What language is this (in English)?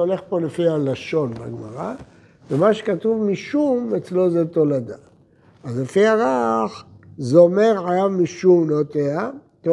Hebrew